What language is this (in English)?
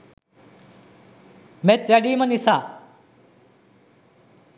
Sinhala